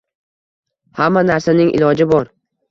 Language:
Uzbek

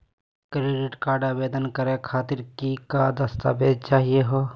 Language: Magahi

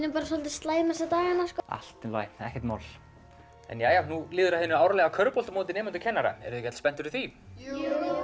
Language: Icelandic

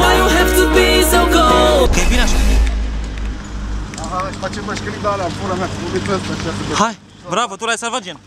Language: Romanian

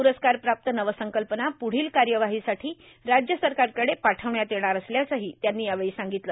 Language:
Marathi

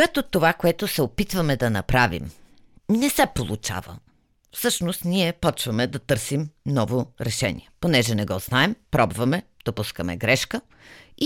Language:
Bulgarian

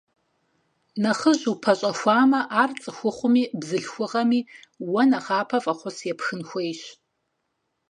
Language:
Kabardian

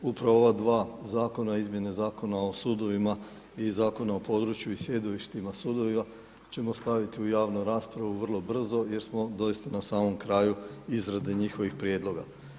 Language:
Croatian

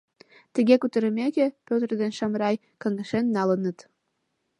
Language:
Mari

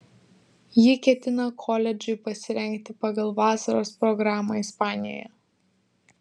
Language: Lithuanian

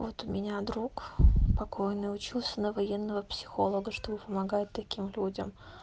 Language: Russian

